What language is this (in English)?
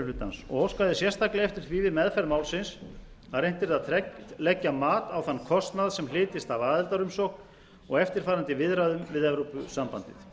Icelandic